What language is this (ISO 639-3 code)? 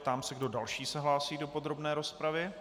ces